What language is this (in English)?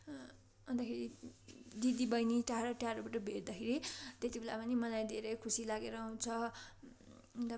Nepali